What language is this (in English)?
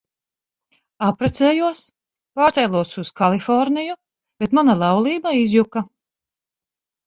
Latvian